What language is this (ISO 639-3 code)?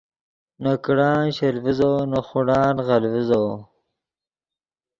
ydg